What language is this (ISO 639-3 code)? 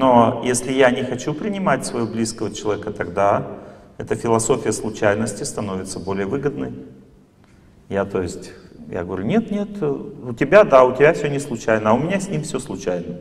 rus